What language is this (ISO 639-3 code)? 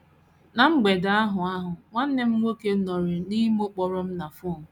ibo